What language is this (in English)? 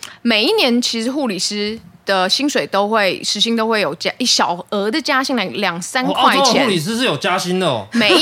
Chinese